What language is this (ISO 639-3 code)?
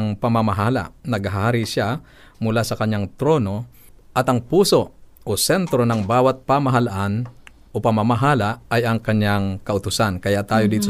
fil